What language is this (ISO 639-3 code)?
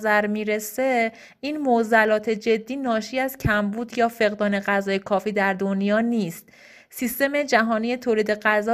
fas